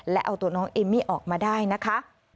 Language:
Thai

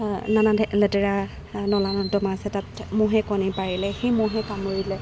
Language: Assamese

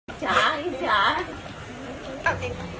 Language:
Thai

